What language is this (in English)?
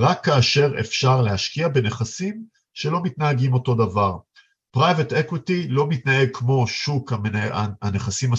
Hebrew